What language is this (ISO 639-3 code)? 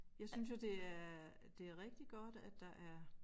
dan